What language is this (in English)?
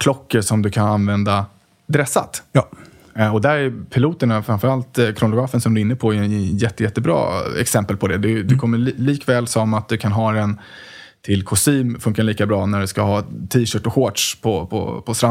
Swedish